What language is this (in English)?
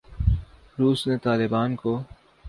Urdu